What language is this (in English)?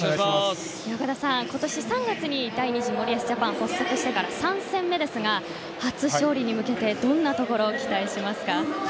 Japanese